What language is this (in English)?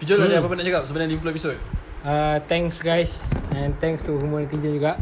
Malay